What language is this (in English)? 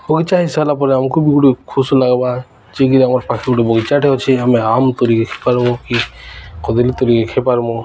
Odia